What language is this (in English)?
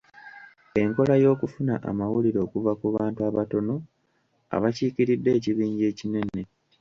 Ganda